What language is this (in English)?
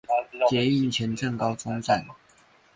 Chinese